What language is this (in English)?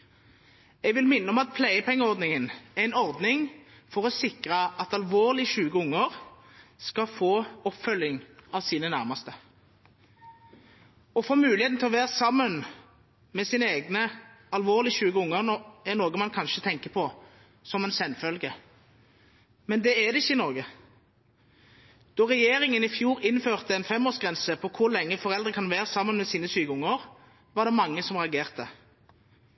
Norwegian Bokmål